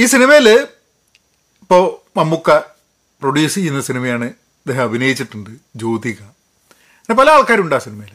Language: Malayalam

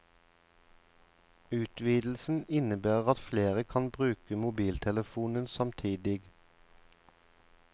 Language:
Norwegian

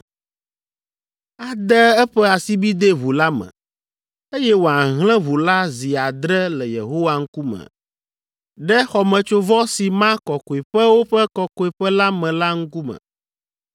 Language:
Ewe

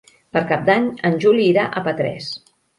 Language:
Catalan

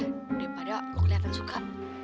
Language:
Indonesian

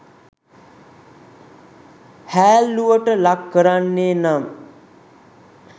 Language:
Sinhala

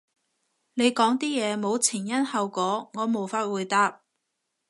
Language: Cantonese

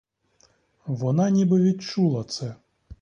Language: Ukrainian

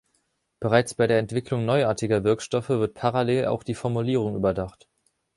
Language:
German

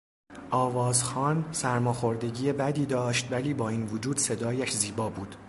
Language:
Persian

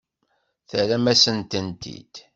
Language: Kabyle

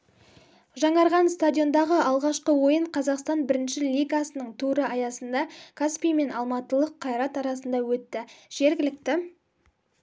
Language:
Kazakh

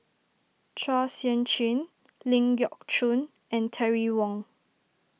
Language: English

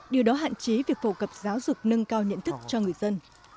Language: Vietnamese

